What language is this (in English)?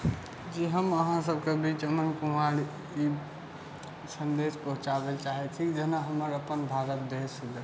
Maithili